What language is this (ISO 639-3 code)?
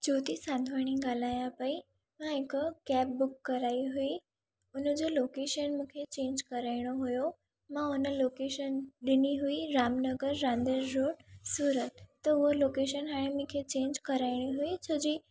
snd